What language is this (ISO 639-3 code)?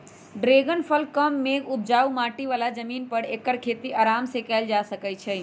mag